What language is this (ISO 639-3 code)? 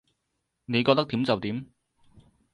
yue